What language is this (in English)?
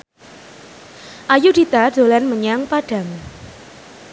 Javanese